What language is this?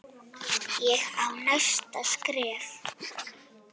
Icelandic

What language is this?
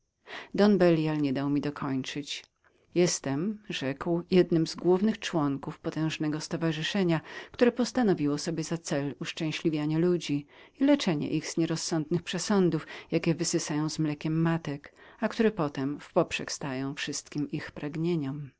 Polish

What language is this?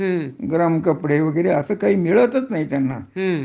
Marathi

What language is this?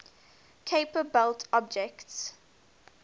English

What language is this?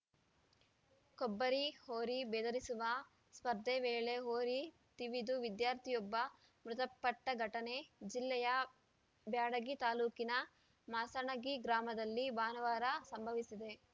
Kannada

